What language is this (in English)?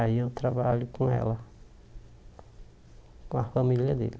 Portuguese